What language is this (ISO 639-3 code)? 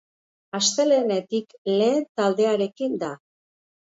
eus